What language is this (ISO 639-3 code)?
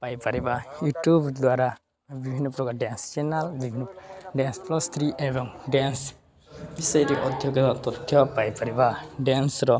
ori